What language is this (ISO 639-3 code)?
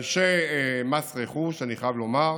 heb